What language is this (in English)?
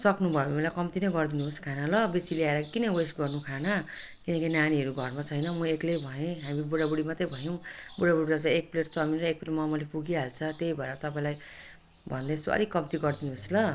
Nepali